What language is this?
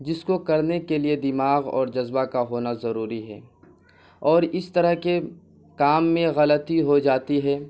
Urdu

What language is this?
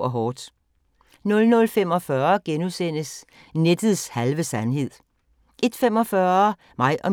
Danish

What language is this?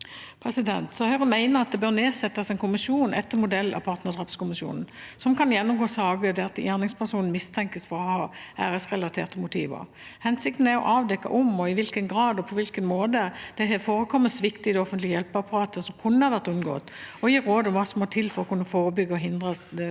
Norwegian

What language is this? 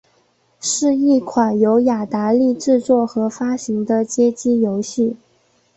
Chinese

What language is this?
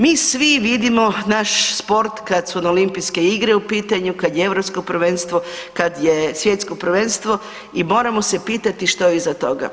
Croatian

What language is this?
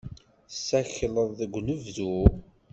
Kabyle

